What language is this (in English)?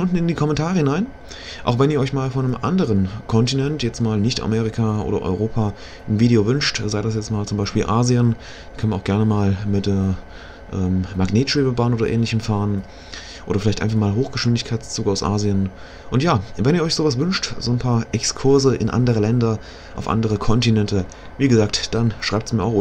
German